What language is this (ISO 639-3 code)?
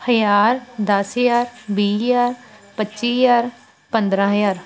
pan